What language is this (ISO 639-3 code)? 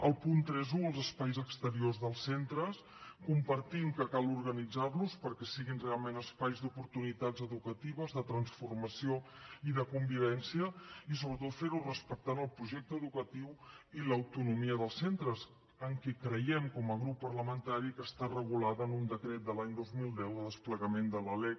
cat